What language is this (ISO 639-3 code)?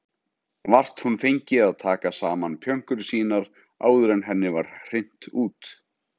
isl